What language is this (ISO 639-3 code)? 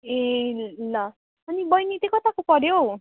nep